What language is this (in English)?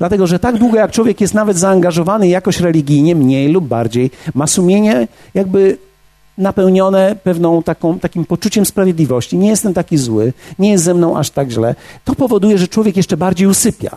Polish